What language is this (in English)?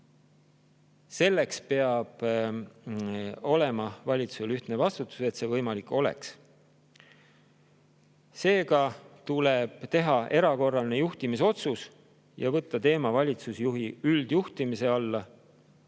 Estonian